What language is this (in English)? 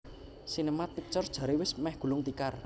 Javanese